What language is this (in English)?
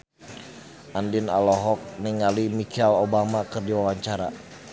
Sundanese